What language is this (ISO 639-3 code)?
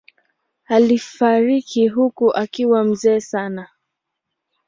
swa